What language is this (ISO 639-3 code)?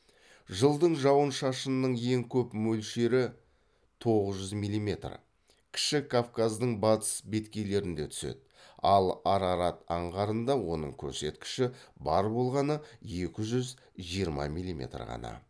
kaz